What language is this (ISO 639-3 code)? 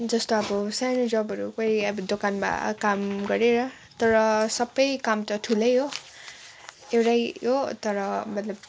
nep